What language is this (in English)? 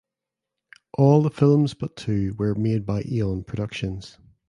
English